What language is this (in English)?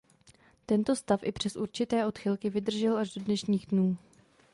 Czech